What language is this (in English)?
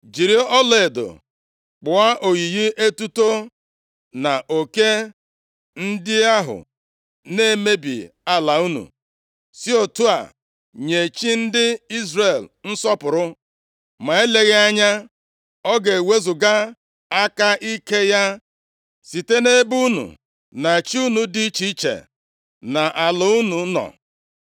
Igbo